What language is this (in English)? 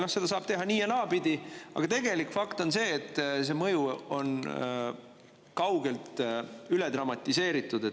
Estonian